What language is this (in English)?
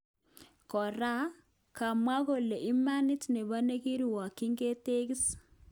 Kalenjin